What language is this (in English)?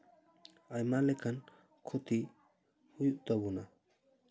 Santali